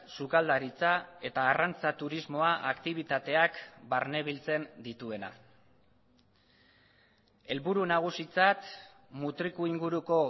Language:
Basque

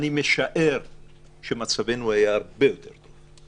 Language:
Hebrew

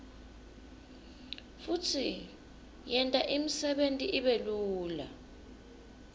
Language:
Swati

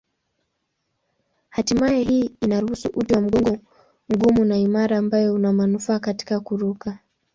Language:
Swahili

